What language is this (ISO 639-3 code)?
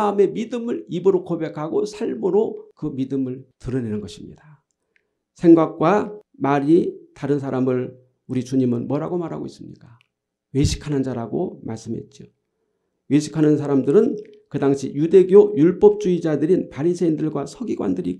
kor